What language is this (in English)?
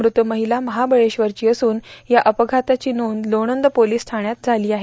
Marathi